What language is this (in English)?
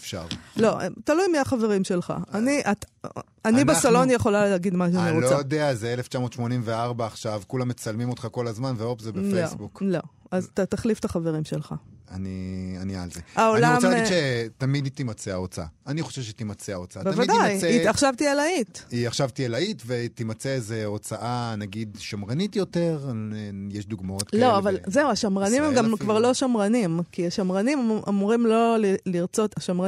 Hebrew